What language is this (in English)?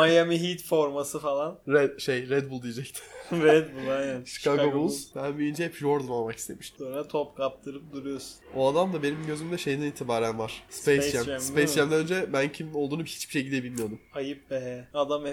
Turkish